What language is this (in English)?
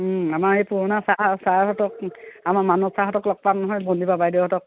Assamese